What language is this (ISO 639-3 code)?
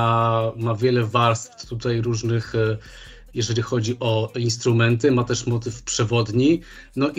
pol